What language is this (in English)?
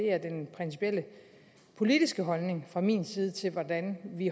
Danish